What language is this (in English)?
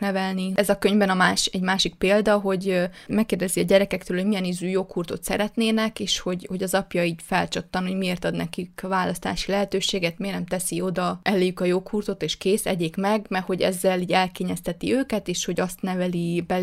Hungarian